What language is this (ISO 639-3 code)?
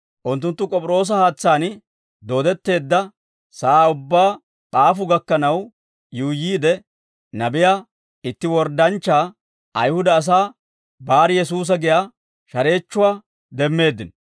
dwr